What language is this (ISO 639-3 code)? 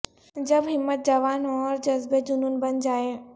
urd